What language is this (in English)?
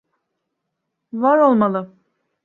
Turkish